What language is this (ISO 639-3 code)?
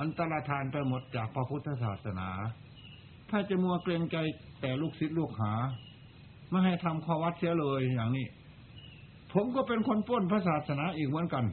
tha